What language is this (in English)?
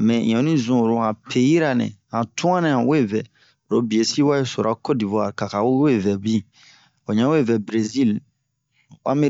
Bomu